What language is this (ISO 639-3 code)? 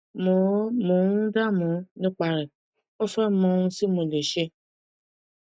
yor